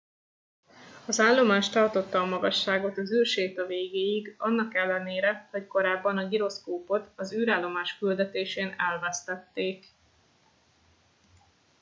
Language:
Hungarian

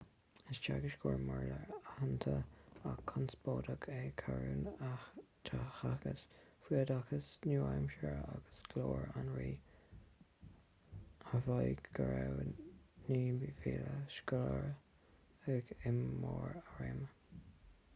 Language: Irish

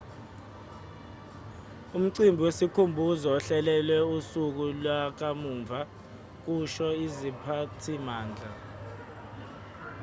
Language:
Zulu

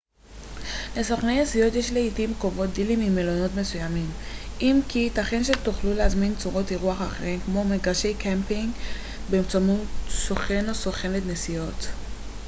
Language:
Hebrew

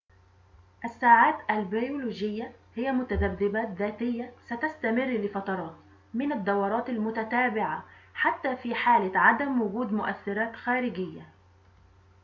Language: Arabic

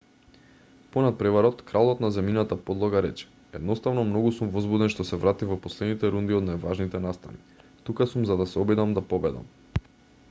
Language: Macedonian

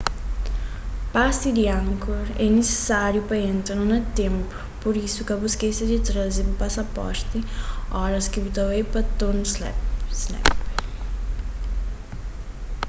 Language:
Kabuverdianu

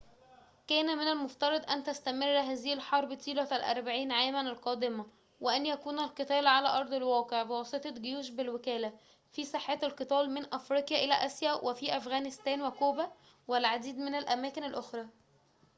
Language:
Arabic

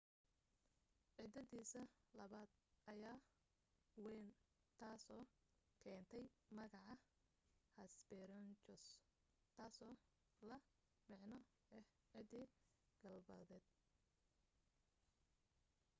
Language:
Somali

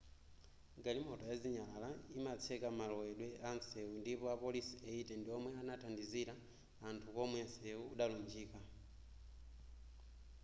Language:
Nyanja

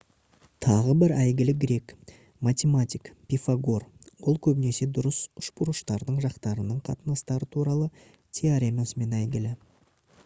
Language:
Kazakh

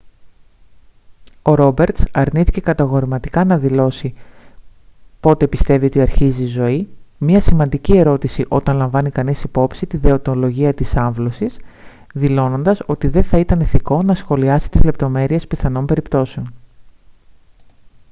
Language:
Greek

